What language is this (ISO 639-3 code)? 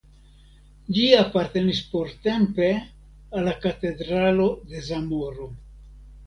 epo